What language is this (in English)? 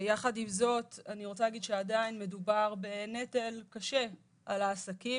Hebrew